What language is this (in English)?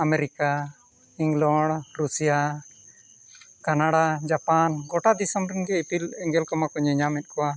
Santali